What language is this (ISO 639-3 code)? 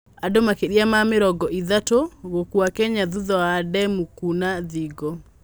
kik